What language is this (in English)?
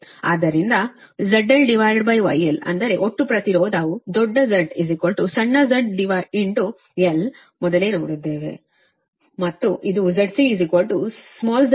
Kannada